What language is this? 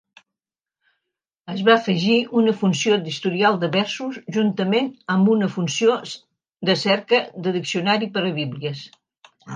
Catalan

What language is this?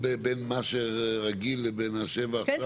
Hebrew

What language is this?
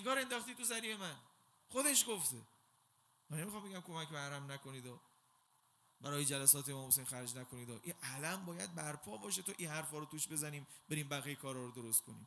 Persian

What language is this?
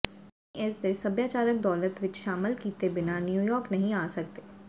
Punjabi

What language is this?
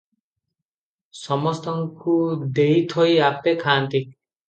Odia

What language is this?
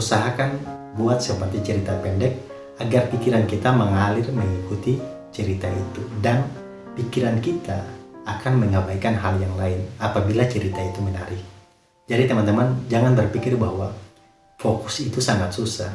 Indonesian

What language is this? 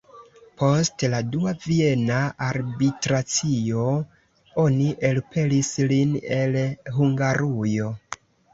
Esperanto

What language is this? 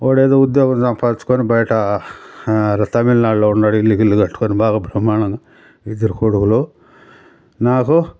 Telugu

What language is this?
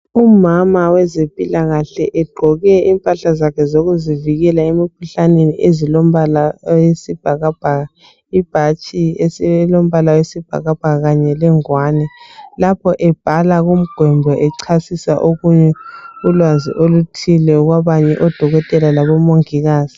North Ndebele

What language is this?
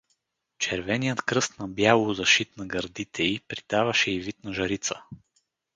Bulgarian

